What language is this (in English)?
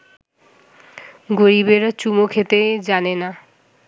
Bangla